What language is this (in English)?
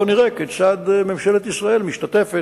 Hebrew